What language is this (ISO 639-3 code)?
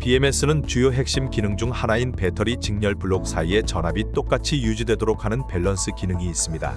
kor